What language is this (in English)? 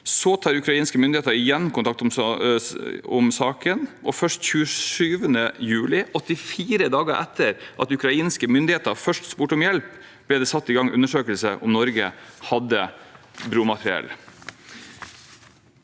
Norwegian